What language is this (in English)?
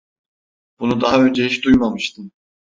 Turkish